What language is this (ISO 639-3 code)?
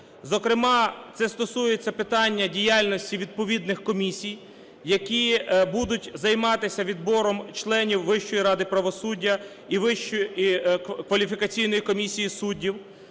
ukr